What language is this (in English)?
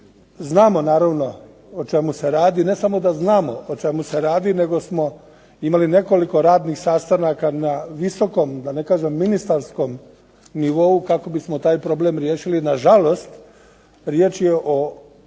Croatian